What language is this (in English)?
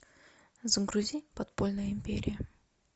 Russian